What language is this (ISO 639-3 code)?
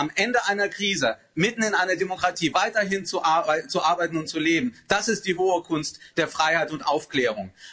deu